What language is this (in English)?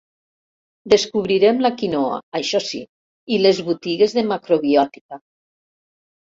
Catalan